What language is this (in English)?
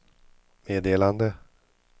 Swedish